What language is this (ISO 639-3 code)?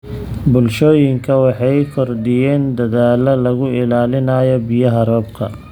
som